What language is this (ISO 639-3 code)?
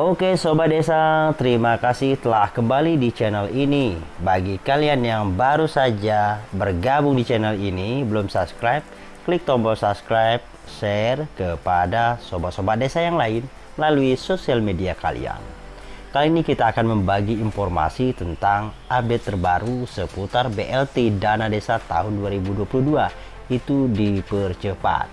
ind